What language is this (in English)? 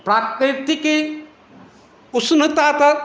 Maithili